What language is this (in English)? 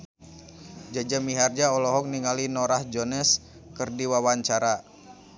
Sundanese